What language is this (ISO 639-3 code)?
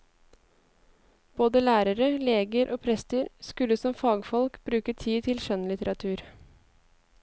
nor